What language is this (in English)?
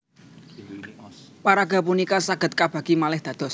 Javanese